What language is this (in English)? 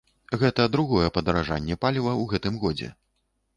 Belarusian